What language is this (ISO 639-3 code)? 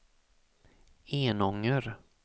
swe